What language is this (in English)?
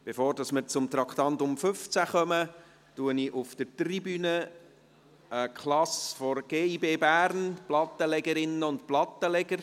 Swiss German